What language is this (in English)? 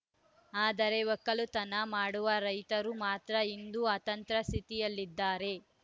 Kannada